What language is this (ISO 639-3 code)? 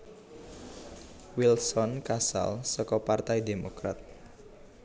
jav